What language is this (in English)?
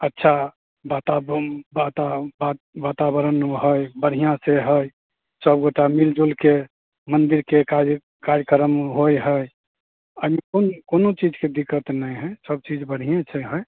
Maithili